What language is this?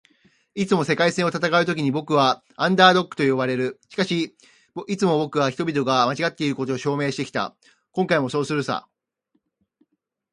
Japanese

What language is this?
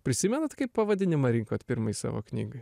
Lithuanian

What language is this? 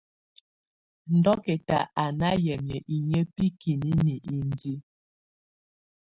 Tunen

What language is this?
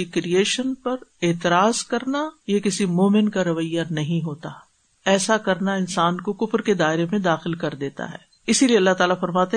Urdu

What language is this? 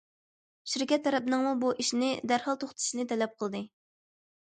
Uyghur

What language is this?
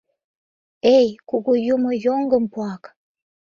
Mari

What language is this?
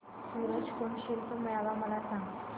Marathi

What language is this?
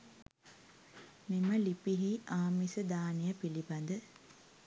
Sinhala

